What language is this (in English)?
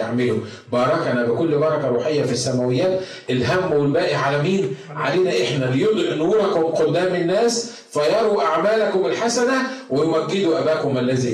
Arabic